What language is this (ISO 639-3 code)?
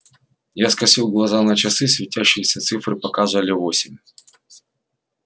rus